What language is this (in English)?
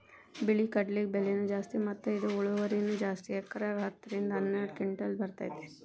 Kannada